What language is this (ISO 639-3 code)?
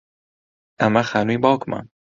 ckb